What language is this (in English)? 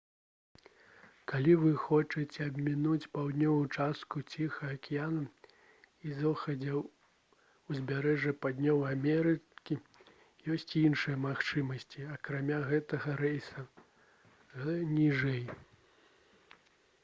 Belarusian